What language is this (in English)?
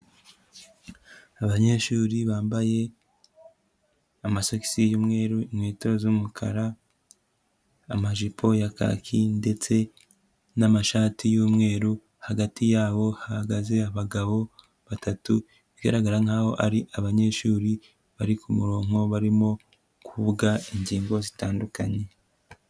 Kinyarwanda